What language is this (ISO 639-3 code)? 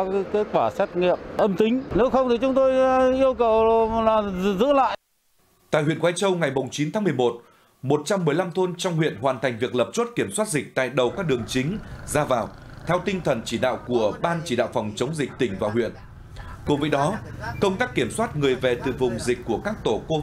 vie